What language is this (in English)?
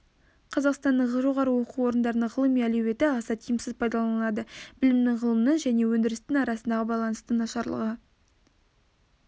Kazakh